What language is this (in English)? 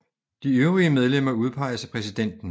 Danish